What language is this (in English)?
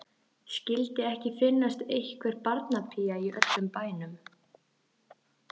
Icelandic